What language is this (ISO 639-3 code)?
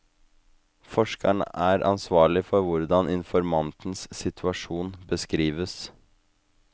nor